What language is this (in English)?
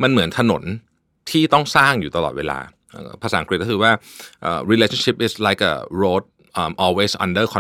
Thai